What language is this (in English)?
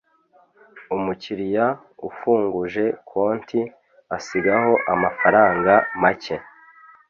Kinyarwanda